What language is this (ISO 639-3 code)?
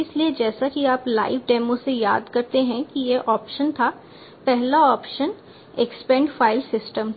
hin